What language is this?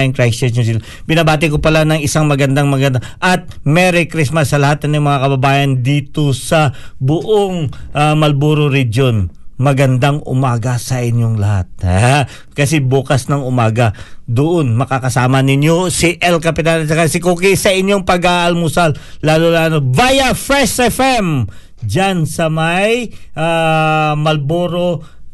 Filipino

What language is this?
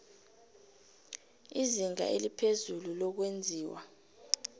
South Ndebele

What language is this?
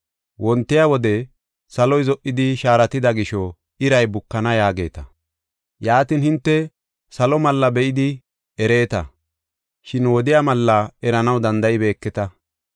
Gofa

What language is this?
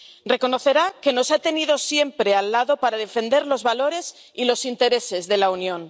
Spanish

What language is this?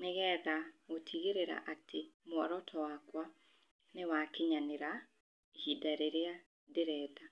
Kikuyu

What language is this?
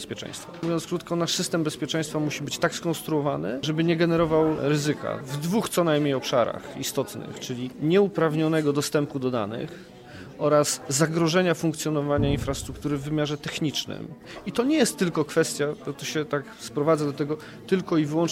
Polish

